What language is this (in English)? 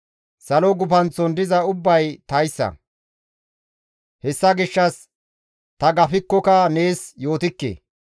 Gamo